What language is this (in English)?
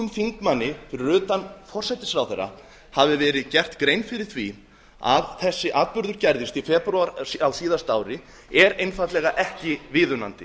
Icelandic